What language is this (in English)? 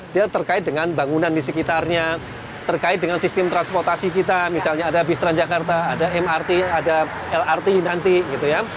Indonesian